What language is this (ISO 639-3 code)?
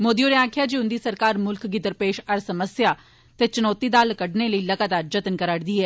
doi